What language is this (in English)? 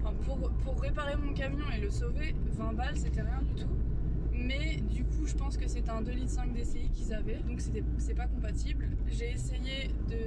French